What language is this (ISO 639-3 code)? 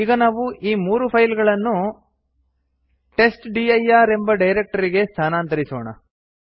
kan